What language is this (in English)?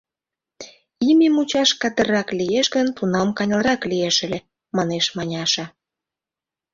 Mari